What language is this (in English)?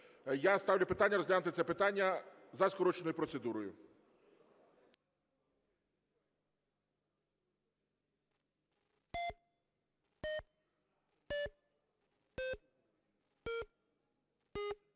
Ukrainian